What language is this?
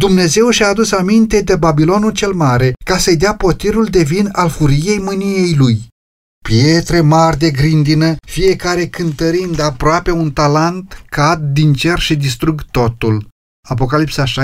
Romanian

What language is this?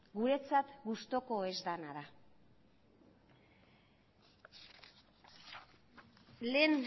Basque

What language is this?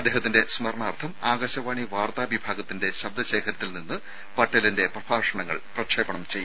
Malayalam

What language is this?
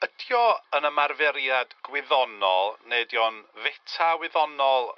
Welsh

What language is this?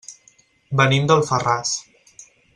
Catalan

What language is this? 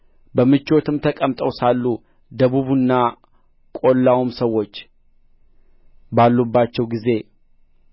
Amharic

